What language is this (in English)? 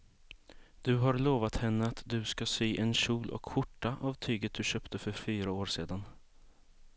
Swedish